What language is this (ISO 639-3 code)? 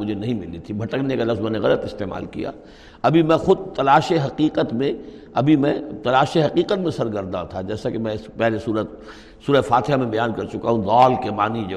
urd